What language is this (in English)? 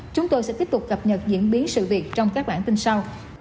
Vietnamese